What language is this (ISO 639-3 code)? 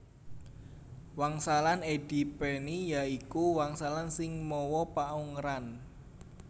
jav